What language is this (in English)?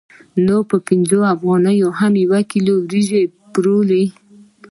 Pashto